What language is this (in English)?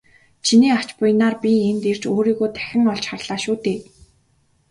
Mongolian